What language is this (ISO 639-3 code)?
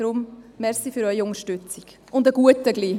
gsw